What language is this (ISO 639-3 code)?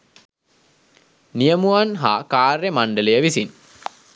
sin